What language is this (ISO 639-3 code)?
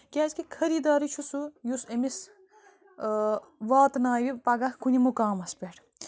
kas